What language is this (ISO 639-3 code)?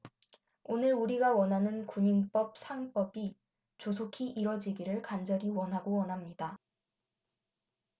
kor